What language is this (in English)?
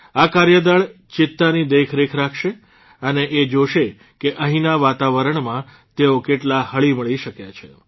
Gujarati